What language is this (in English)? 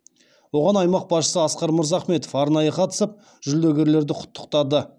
Kazakh